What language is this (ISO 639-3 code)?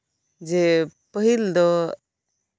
sat